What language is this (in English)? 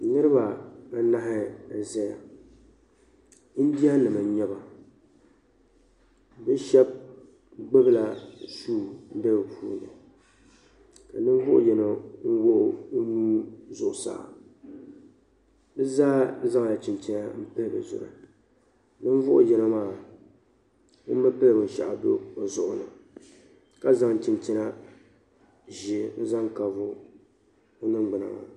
Dagbani